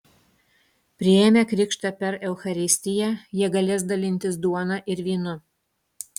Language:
Lithuanian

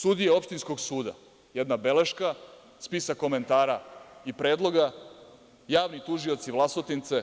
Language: Serbian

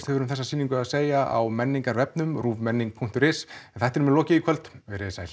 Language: Icelandic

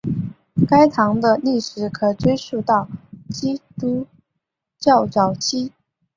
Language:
Chinese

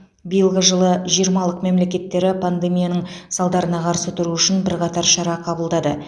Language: Kazakh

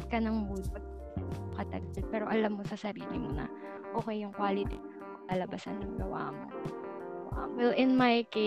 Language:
Filipino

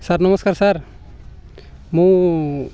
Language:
Odia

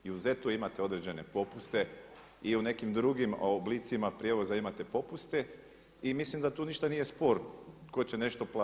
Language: Croatian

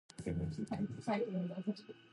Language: Japanese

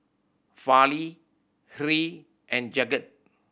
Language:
English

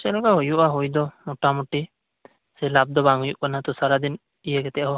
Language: Santali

